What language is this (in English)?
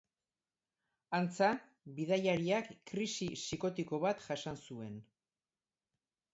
Basque